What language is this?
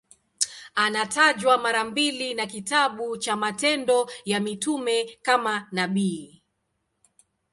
Swahili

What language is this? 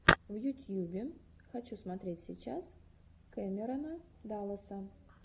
Russian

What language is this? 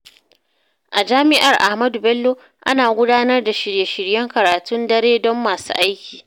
Hausa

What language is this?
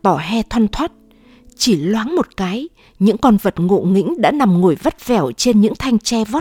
Vietnamese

